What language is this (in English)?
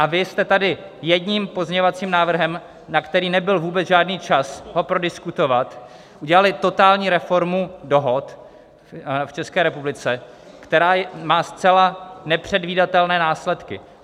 Czech